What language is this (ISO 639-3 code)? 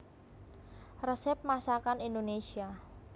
jav